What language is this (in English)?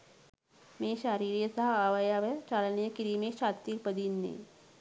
Sinhala